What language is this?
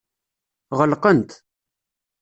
Kabyle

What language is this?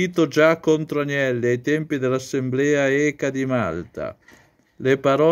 Italian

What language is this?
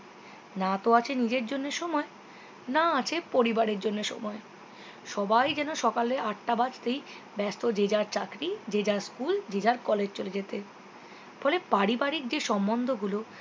Bangla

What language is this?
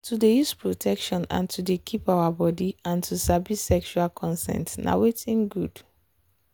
Nigerian Pidgin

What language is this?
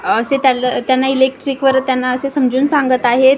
Marathi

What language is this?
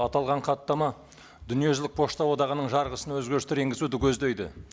Kazakh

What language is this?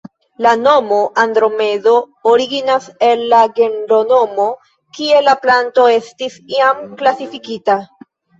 Esperanto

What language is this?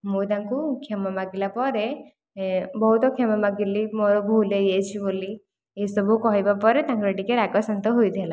Odia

